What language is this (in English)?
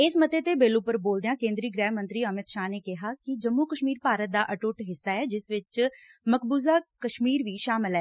Punjabi